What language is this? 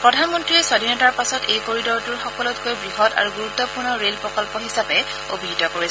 Assamese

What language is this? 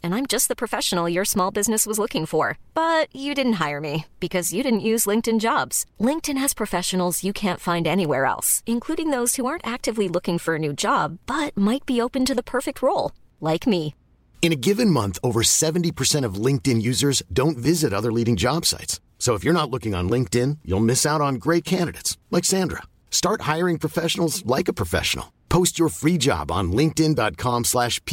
Swedish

